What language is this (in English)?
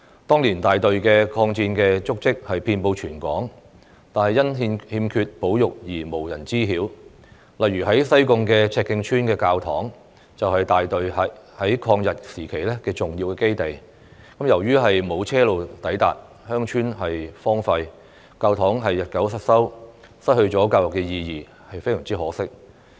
Cantonese